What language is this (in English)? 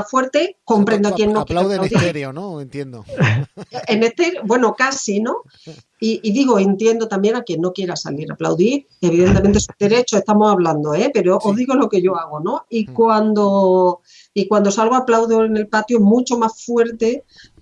Spanish